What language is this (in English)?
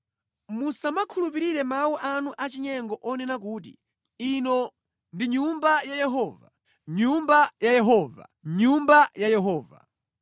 Nyanja